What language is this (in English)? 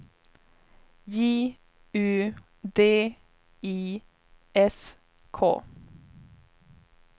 Swedish